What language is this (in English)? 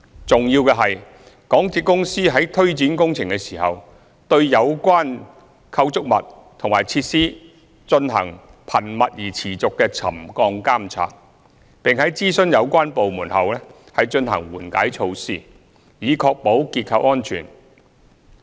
Cantonese